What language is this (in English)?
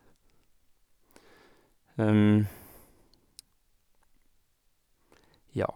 Norwegian